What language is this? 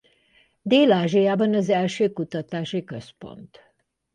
Hungarian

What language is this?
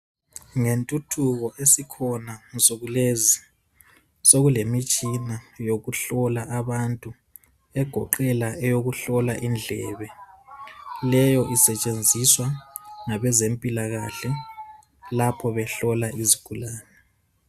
North Ndebele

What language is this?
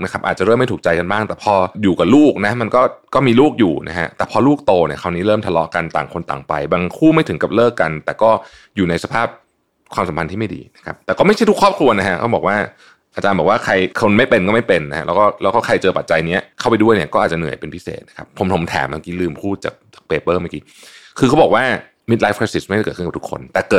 Thai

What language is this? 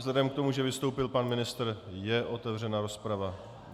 Czech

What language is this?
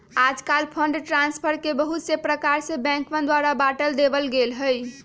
Magahi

